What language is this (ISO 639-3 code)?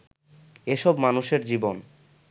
ben